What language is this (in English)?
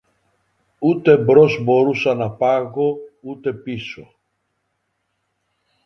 Greek